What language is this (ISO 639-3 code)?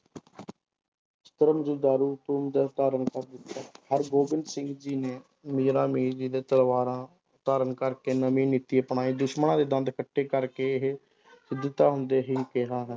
pan